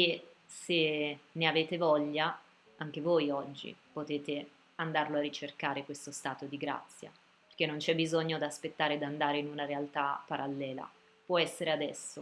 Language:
Italian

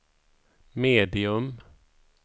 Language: Swedish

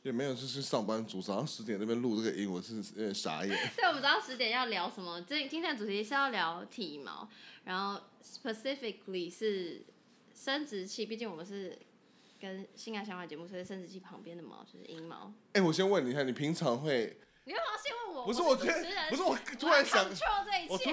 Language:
Chinese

